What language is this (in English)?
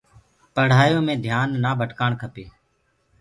Gurgula